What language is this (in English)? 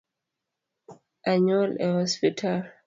Luo (Kenya and Tanzania)